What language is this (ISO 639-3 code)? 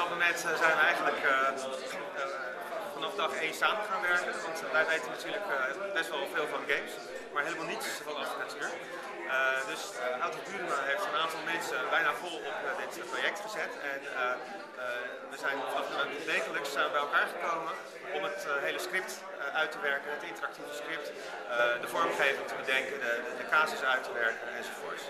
nld